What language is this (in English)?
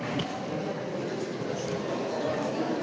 Slovenian